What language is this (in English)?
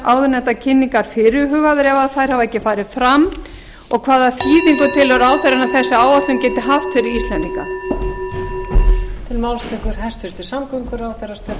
Icelandic